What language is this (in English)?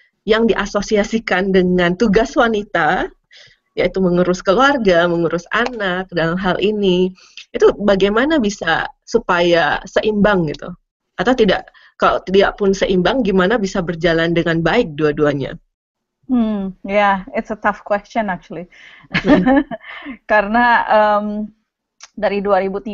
Indonesian